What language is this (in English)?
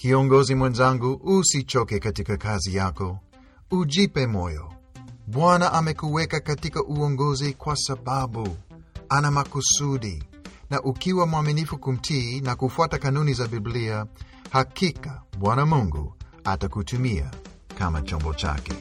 Swahili